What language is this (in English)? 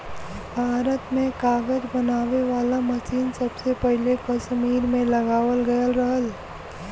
Bhojpuri